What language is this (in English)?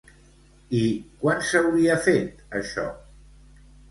Catalan